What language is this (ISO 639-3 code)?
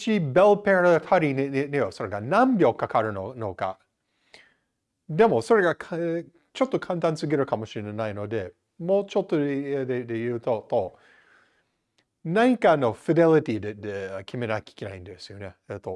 jpn